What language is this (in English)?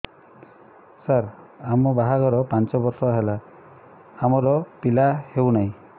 Odia